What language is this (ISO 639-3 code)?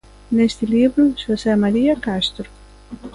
glg